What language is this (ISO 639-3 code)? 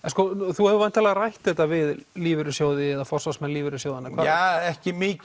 isl